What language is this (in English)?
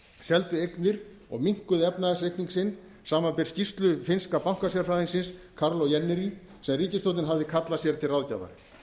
Icelandic